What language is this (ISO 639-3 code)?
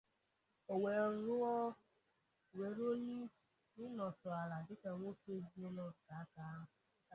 ibo